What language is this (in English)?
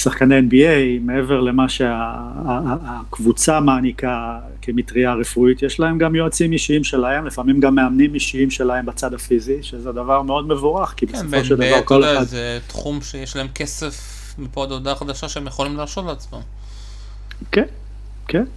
Hebrew